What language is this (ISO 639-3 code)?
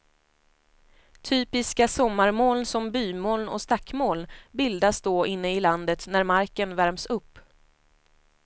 swe